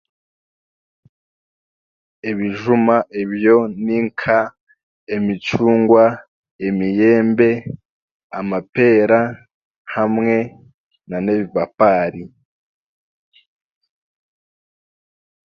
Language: Chiga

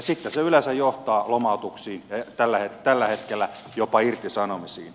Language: Finnish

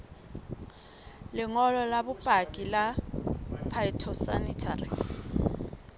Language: Southern Sotho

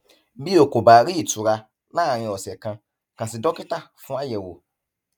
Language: Yoruba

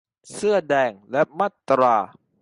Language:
Thai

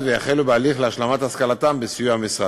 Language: Hebrew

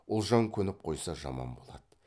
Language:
Kazakh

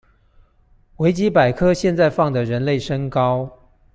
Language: Chinese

